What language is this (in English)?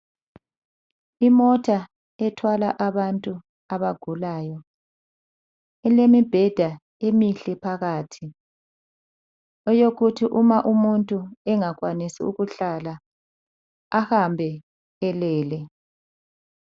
North Ndebele